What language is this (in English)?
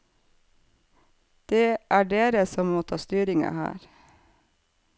Norwegian